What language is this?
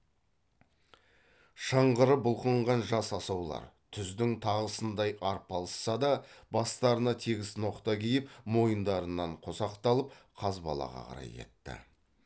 Kazakh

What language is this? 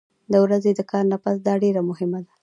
Pashto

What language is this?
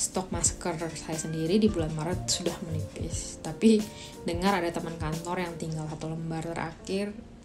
Indonesian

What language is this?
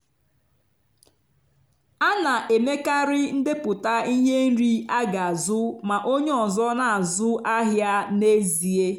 Igbo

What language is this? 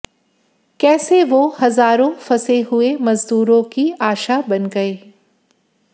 Hindi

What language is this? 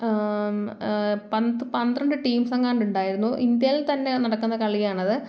Malayalam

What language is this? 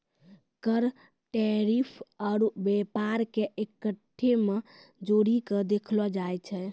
Maithili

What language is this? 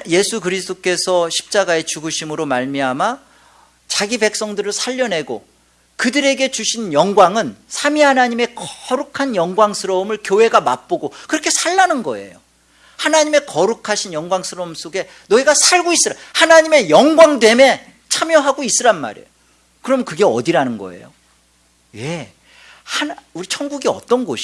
Korean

